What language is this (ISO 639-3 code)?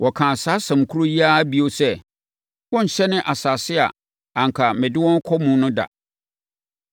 aka